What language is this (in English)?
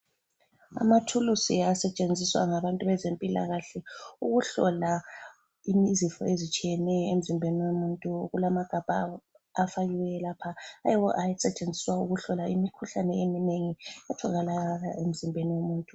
North Ndebele